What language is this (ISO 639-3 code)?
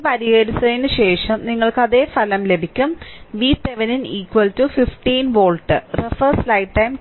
mal